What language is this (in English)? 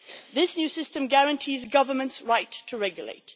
English